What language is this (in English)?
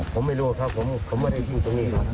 Thai